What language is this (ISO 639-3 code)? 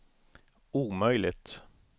swe